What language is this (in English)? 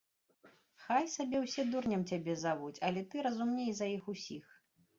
Belarusian